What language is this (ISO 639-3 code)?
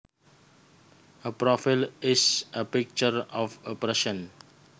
jav